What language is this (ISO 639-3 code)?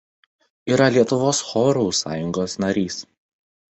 lit